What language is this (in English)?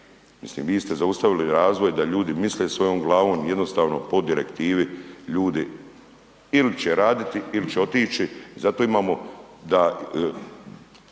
Croatian